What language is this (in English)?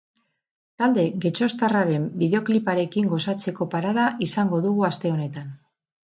Basque